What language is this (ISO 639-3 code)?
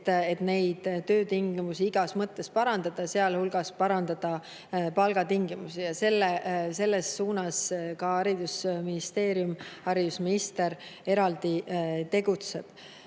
est